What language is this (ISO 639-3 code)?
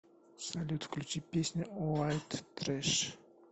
rus